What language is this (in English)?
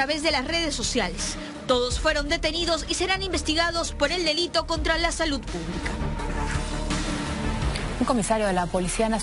Spanish